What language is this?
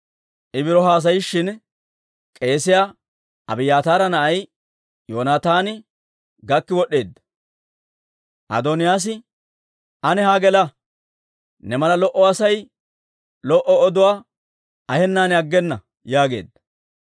Dawro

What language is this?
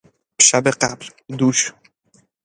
Persian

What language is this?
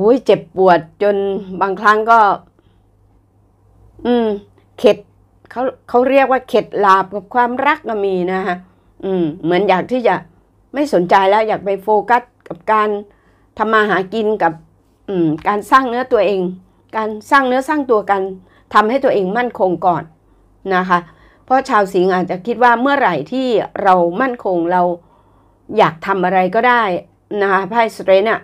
Thai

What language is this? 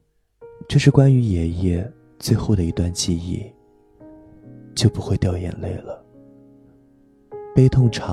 Chinese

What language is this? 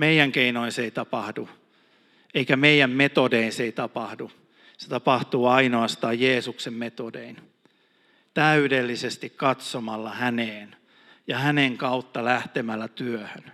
Finnish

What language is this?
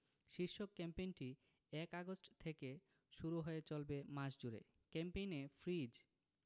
Bangla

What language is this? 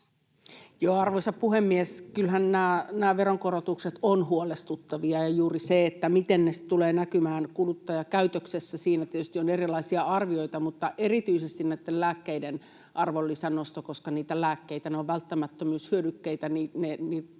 Finnish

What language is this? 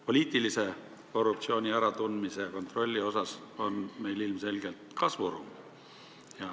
Estonian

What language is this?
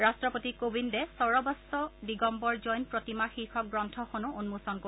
Assamese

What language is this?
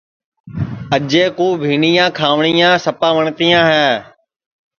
Sansi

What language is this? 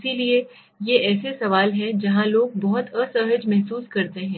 Hindi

